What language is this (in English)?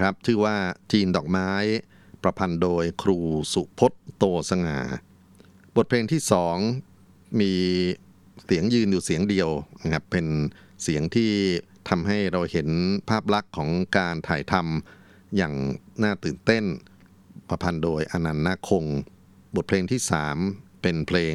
Thai